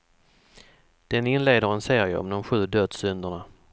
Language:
Swedish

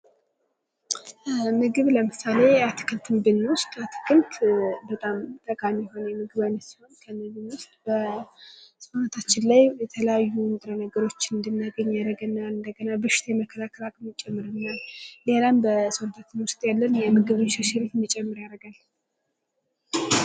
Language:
Amharic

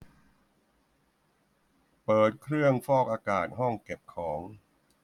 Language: Thai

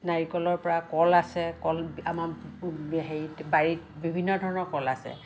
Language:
Assamese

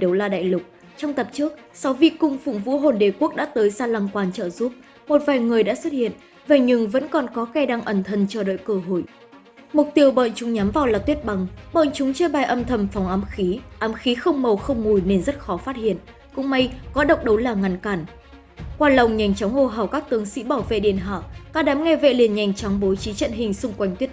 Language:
Vietnamese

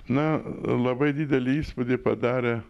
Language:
Lithuanian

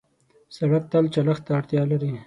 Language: Pashto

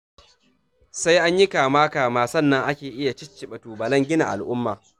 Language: Hausa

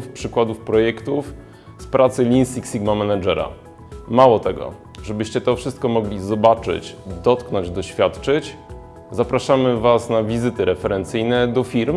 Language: Polish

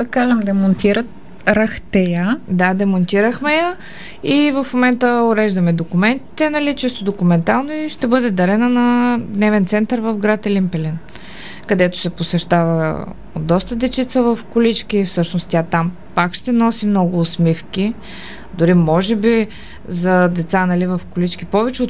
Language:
Bulgarian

